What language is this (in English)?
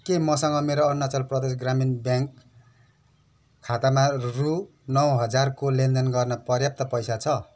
Nepali